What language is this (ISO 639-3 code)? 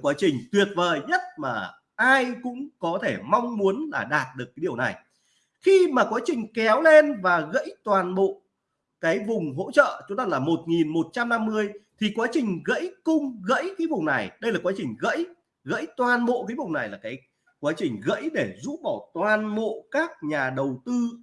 vie